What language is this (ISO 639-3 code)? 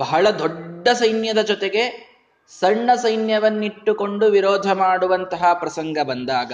kan